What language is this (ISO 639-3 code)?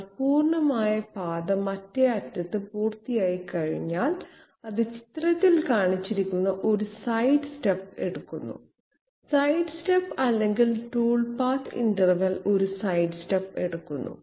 mal